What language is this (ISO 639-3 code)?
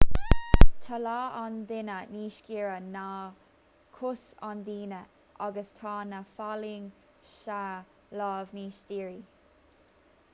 gle